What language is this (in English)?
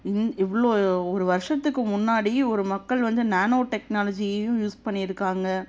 Tamil